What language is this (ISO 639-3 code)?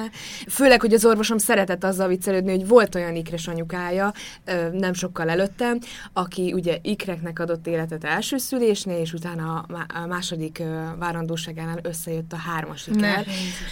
hun